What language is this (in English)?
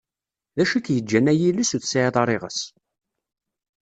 Kabyle